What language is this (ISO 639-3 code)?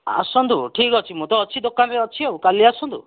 ori